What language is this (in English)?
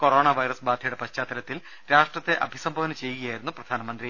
Malayalam